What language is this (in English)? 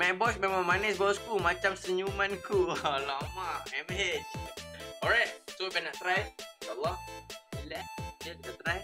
Malay